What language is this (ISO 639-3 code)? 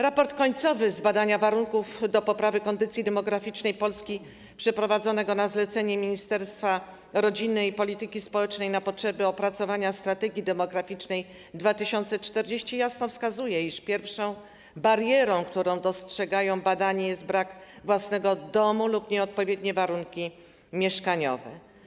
pol